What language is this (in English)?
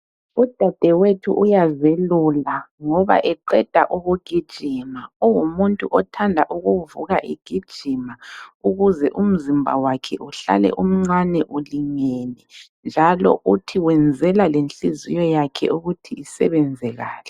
North Ndebele